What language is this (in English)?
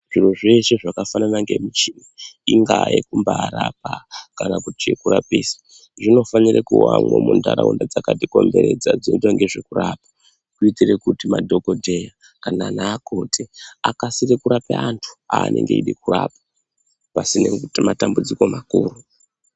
Ndau